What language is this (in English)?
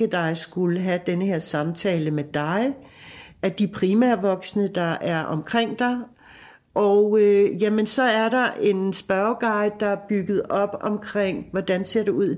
Danish